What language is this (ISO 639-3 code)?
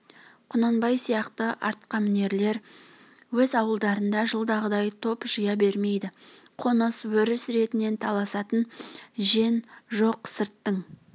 kaz